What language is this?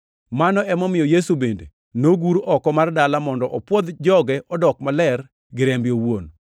Luo (Kenya and Tanzania)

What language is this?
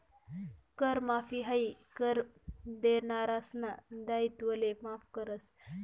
Marathi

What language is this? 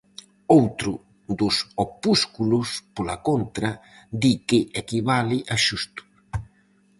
Galician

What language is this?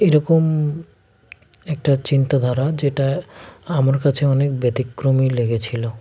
Bangla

